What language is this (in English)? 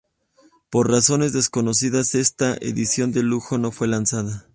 Spanish